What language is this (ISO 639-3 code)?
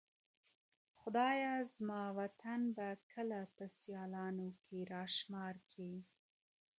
pus